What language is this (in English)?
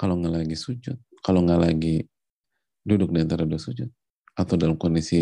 Indonesian